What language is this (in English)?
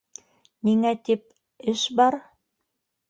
Bashkir